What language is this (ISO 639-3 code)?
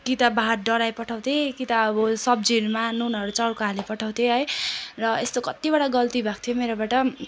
nep